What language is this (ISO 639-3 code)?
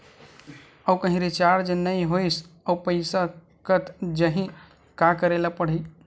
hne